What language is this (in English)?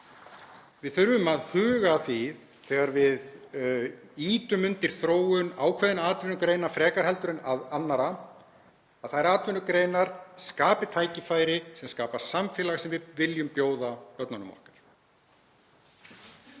Icelandic